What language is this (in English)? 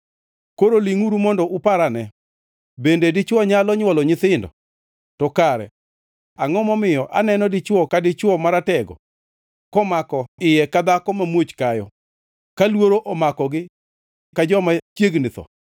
Luo (Kenya and Tanzania)